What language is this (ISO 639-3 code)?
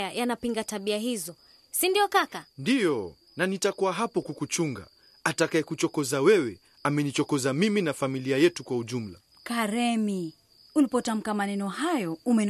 swa